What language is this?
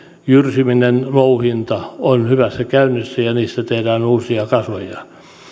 Finnish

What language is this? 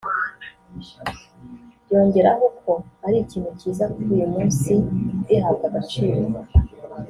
Kinyarwanda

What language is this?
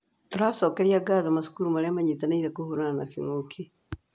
Kikuyu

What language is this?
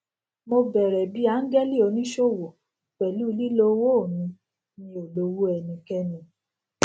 Yoruba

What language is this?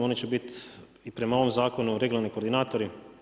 Croatian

